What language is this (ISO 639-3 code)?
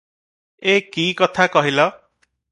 ori